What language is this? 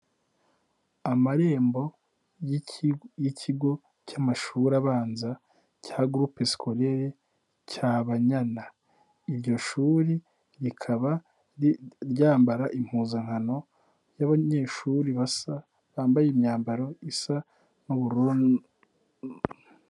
Kinyarwanda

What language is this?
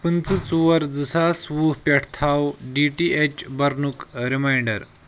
Kashmiri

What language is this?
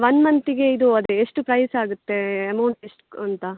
Kannada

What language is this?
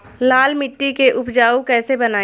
Bhojpuri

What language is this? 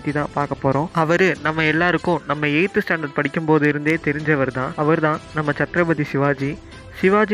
Tamil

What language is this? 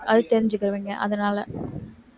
Tamil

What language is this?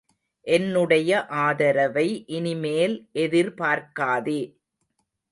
Tamil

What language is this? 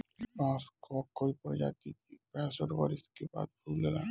Bhojpuri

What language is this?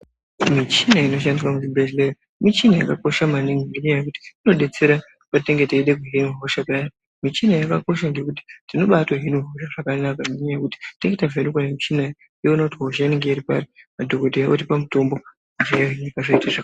Ndau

